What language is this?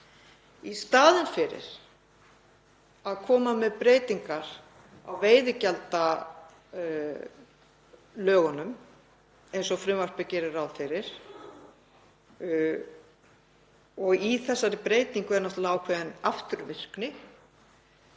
Icelandic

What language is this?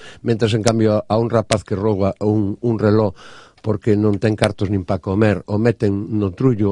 Spanish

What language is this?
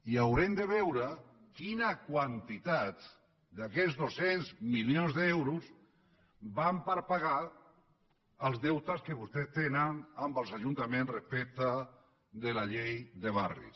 Catalan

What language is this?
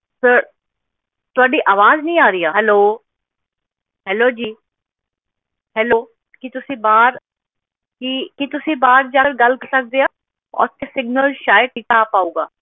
Punjabi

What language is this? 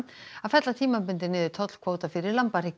Icelandic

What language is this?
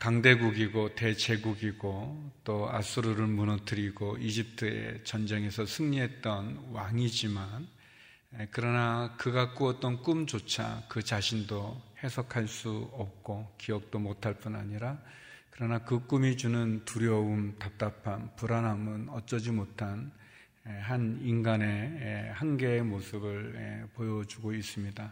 Korean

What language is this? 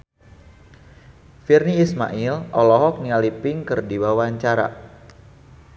Sundanese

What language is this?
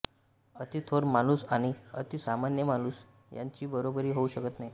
Marathi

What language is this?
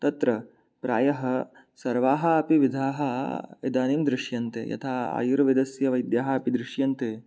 Sanskrit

